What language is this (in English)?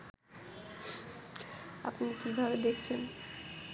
Bangla